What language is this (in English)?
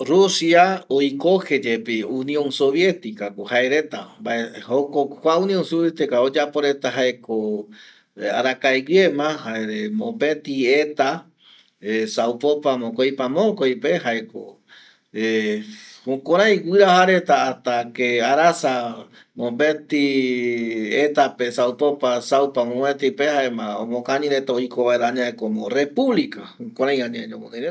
Eastern Bolivian Guaraní